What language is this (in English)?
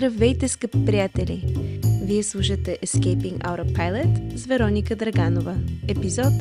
Bulgarian